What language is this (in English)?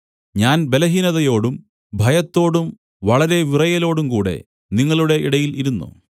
Malayalam